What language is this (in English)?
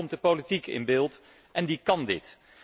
Dutch